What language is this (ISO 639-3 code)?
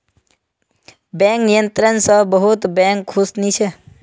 mag